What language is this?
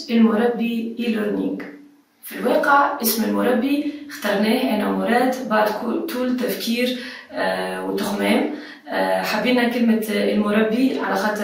Arabic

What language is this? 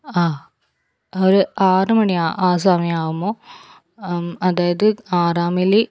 Malayalam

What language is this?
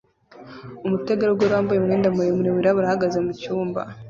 Kinyarwanda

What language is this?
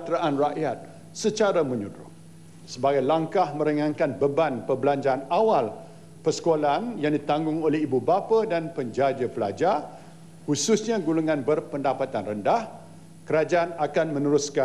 Malay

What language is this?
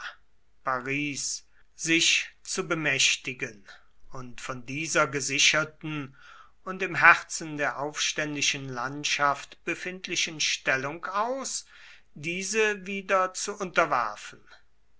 German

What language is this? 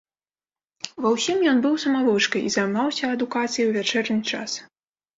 Belarusian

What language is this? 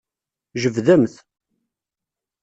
Kabyle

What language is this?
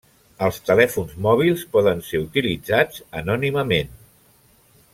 Catalan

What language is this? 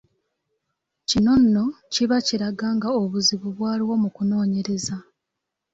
Ganda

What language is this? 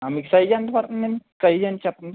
Telugu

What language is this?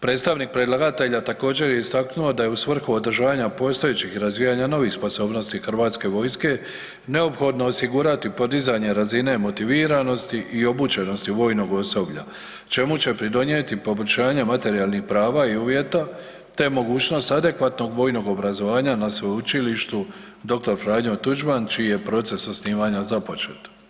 Croatian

